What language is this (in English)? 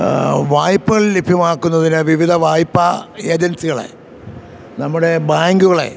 Malayalam